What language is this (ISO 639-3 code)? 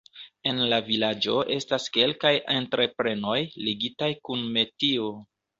epo